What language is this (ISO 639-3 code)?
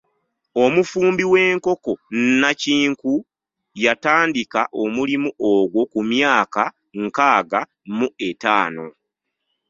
lug